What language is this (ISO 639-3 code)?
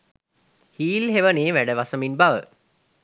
sin